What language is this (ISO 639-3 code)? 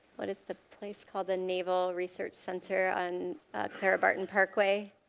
eng